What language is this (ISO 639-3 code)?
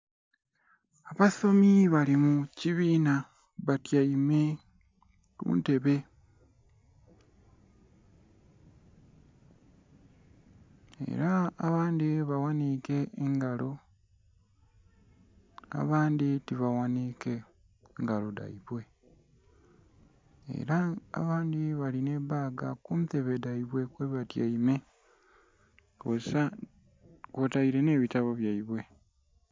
xog